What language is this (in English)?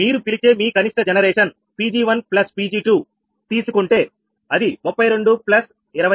Telugu